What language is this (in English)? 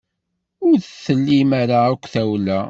Kabyle